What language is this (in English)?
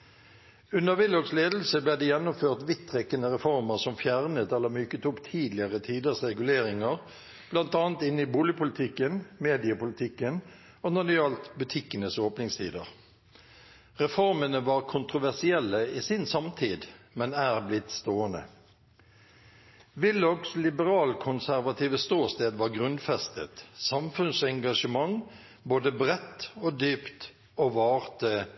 Norwegian Bokmål